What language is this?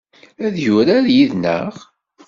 Kabyle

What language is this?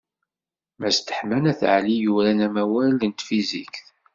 Kabyle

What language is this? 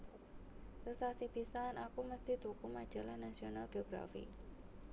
Javanese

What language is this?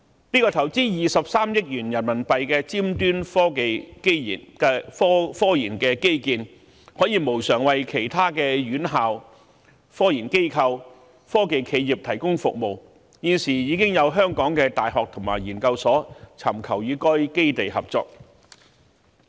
Cantonese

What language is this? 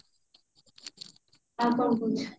Odia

